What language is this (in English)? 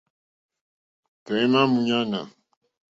Mokpwe